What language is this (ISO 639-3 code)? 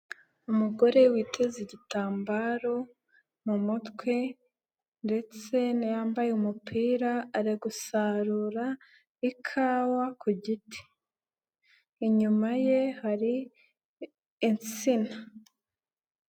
kin